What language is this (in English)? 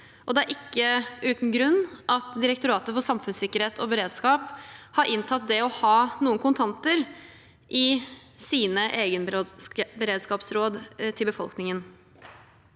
Norwegian